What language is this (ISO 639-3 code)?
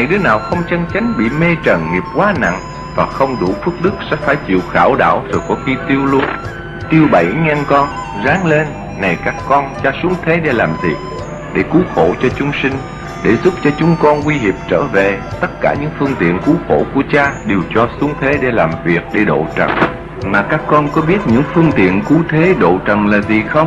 vie